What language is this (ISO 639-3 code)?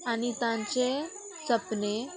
kok